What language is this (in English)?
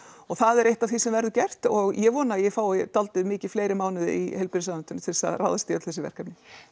Icelandic